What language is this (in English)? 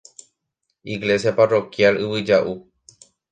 Guarani